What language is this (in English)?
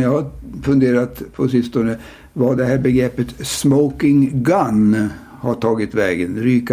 Swedish